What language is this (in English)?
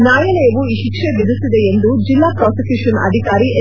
Kannada